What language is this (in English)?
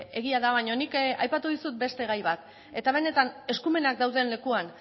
Basque